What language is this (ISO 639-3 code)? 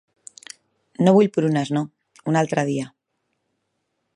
cat